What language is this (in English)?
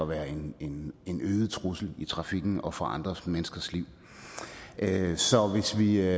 Danish